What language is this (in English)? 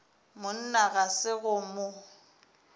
Northern Sotho